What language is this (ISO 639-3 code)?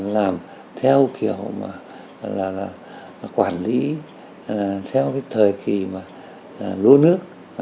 vie